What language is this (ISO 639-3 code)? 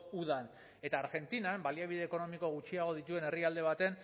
eus